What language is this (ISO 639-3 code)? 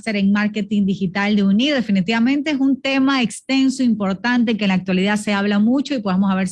spa